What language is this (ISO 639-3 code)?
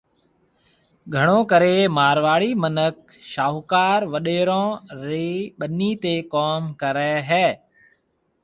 mve